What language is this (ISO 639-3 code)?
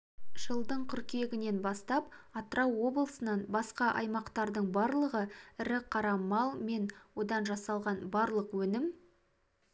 kaz